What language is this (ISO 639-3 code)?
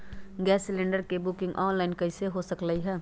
mag